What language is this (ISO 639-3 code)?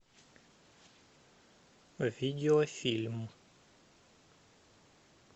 rus